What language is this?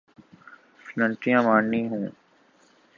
Urdu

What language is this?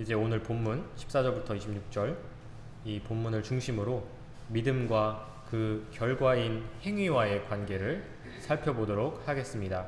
Korean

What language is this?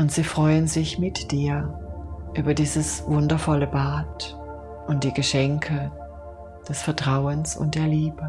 German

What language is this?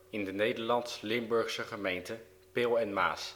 Dutch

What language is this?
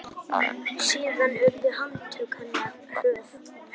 Icelandic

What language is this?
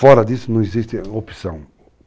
Portuguese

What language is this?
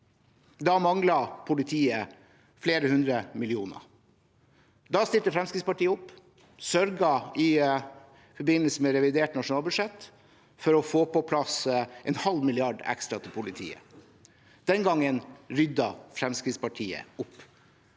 Norwegian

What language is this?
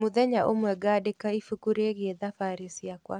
Kikuyu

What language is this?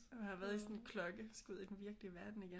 Danish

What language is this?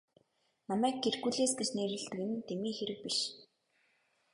Mongolian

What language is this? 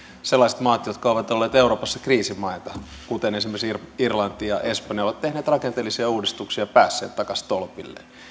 Finnish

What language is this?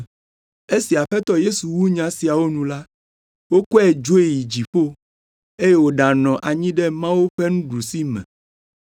Ewe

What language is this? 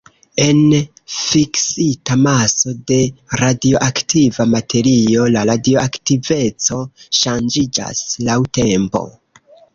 Esperanto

